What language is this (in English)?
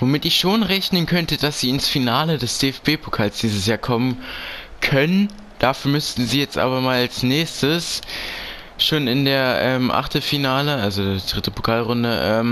German